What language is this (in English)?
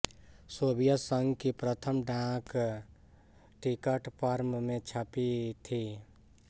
Hindi